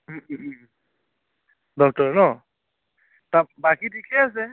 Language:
Assamese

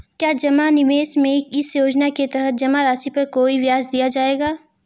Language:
Hindi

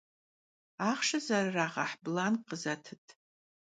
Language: Kabardian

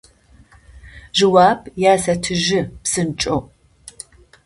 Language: Adyghe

